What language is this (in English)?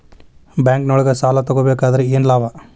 Kannada